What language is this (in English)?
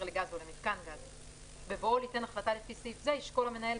Hebrew